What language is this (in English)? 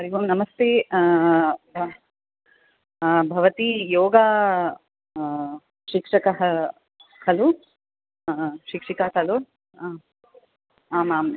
Sanskrit